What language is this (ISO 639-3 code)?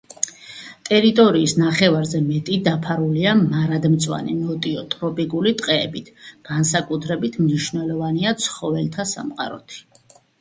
kat